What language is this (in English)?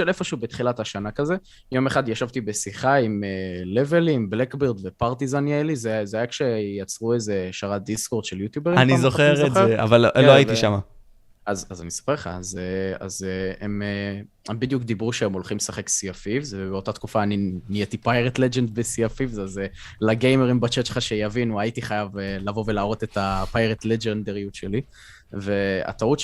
Hebrew